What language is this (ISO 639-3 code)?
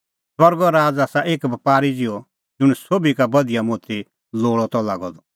kfx